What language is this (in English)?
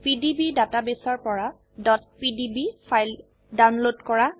Assamese